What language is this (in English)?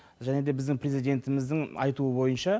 Kazakh